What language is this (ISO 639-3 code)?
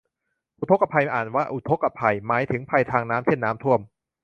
tha